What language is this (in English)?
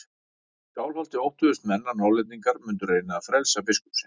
Icelandic